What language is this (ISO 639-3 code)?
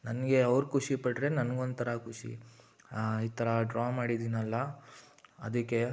kan